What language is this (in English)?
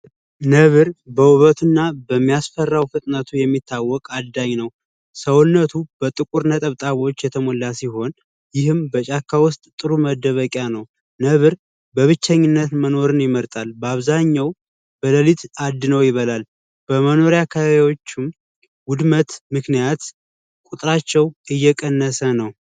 Amharic